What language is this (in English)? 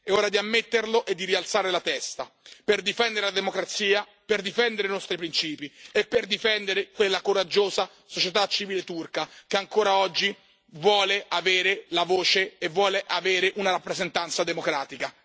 Italian